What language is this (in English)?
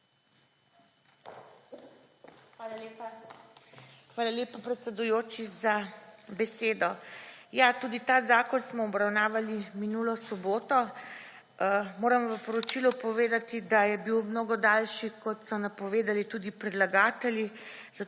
Slovenian